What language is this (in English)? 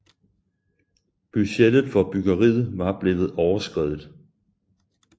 Danish